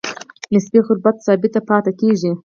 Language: Pashto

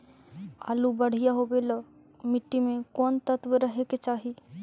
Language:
Magahi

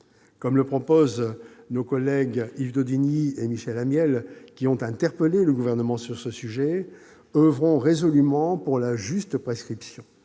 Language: French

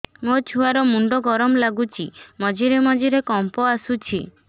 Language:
Odia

